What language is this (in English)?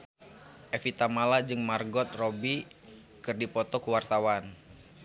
Sundanese